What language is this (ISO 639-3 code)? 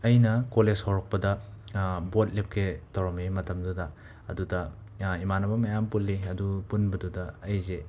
mni